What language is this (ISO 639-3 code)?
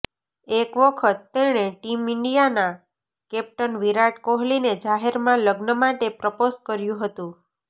guj